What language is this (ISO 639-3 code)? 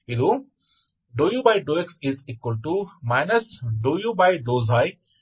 kan